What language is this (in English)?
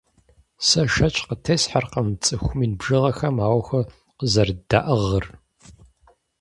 Kabardian